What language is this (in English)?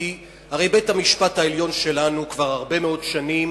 Hebrew